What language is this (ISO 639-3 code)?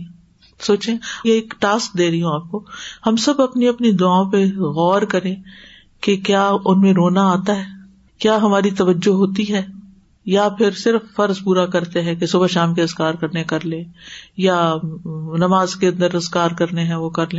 urd